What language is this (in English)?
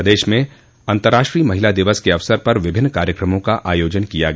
Hindi